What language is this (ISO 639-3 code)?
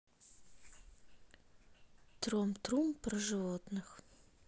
rus